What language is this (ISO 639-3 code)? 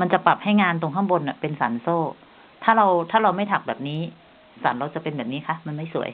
tha